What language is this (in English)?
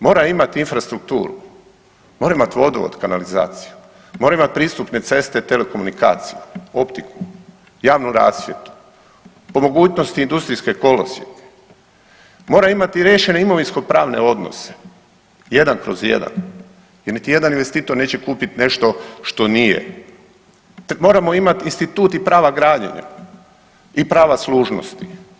Croatian